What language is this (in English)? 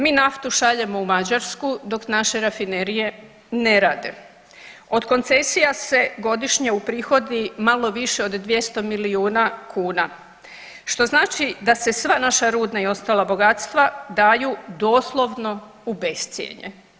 Croatian